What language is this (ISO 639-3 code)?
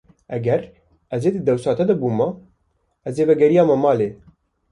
kur